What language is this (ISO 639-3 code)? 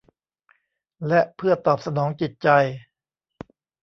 tha